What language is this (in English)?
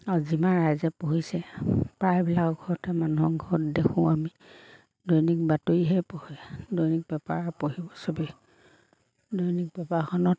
Assamese